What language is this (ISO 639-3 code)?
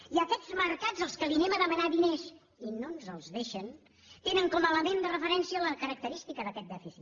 cat